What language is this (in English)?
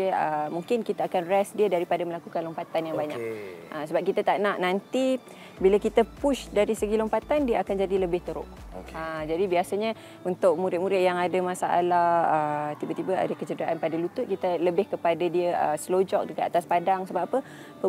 Malay